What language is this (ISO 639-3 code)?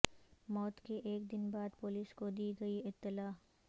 urd